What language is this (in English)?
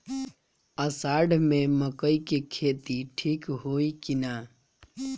Bhojpuri